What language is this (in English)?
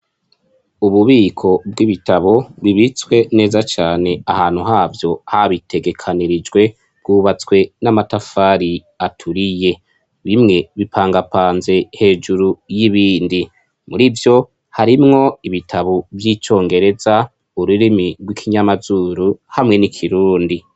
Rundi